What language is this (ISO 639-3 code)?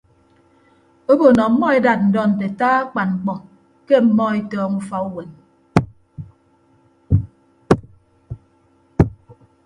ibb